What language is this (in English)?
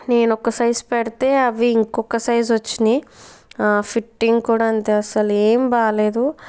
Telugu